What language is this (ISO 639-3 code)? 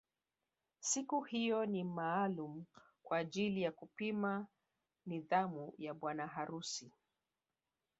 swa